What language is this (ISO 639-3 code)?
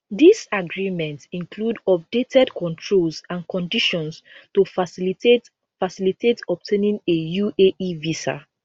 pcm